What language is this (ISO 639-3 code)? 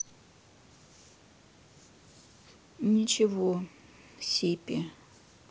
rus